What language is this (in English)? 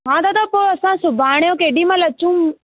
Sindhi